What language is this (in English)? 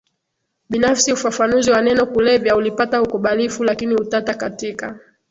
Swahili